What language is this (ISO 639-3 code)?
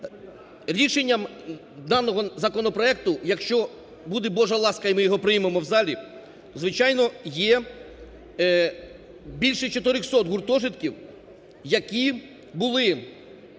ukr